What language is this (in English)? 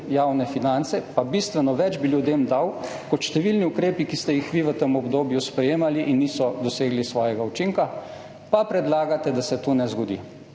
Slovenian